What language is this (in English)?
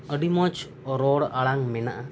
Santali